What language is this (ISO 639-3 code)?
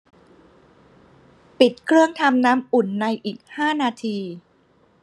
tha